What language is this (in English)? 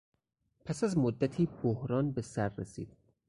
Persian